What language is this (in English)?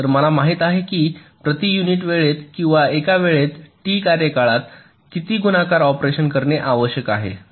Marathi